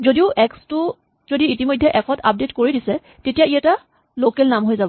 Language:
Assamese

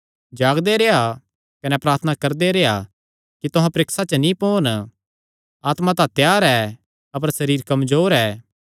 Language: Kangri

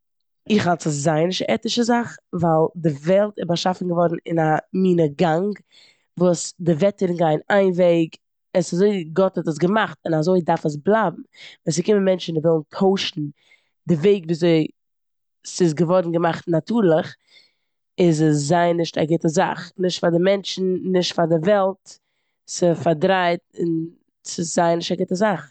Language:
Yiddish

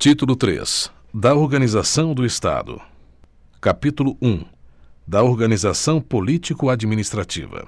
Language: Portuguese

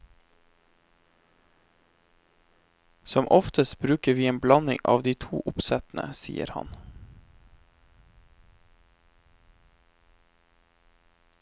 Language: Norwegian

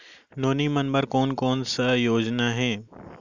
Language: Chhattisgarhi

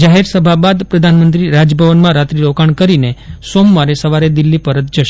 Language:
Gujarati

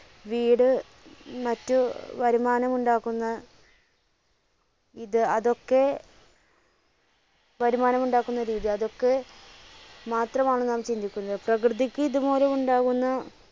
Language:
Malayalam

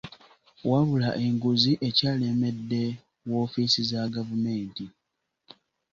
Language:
Ganda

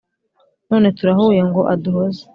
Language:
Kinyarwanda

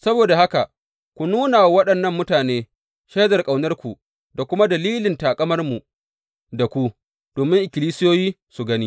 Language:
Hausa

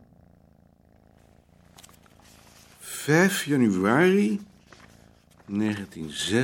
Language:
Dutch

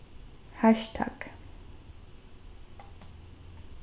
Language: Faroese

